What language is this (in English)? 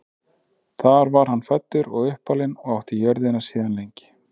Icelandic